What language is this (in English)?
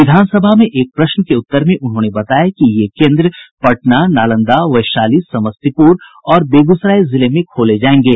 Hindi